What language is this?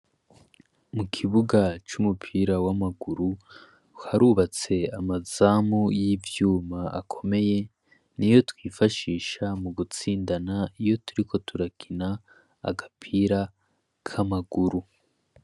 Rundi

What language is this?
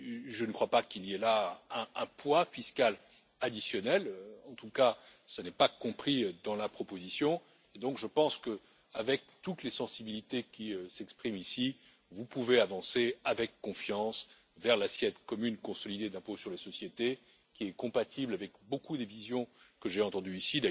French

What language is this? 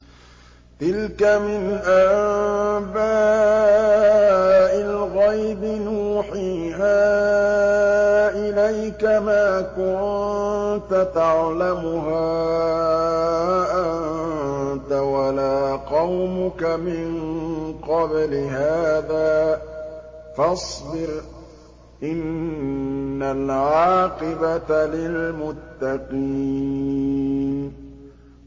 Arabic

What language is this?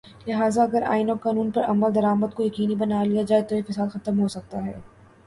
Urdu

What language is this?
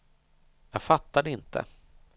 Swedish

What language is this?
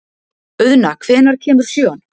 Icelandic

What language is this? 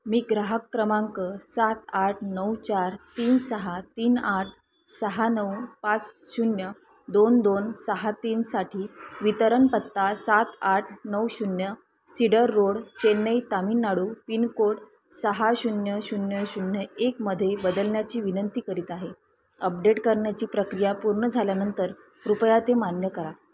Marathi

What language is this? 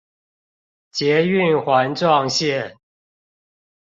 Chinese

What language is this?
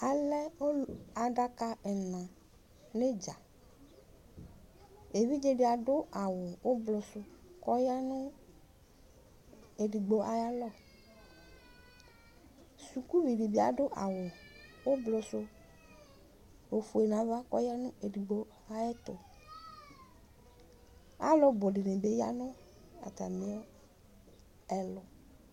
Ikposo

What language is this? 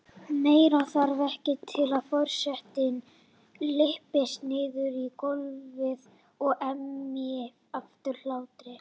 Icelandic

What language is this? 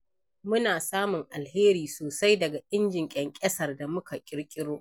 Hausa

